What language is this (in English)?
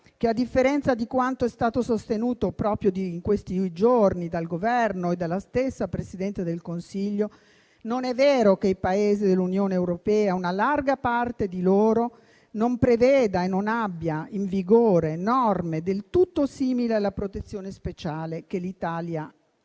Italian